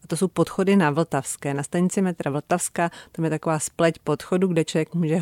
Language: Czech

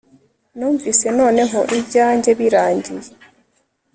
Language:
Kinyarwanda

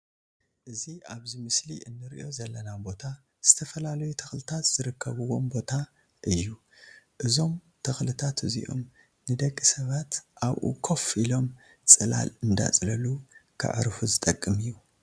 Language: Tigrinya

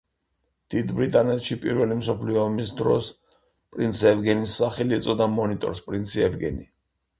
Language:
Georgian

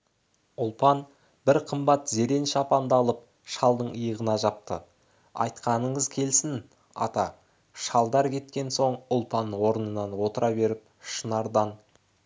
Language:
Kazakh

